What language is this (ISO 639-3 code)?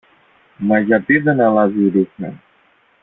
ell